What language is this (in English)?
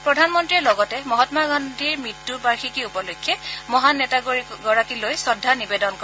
Assamese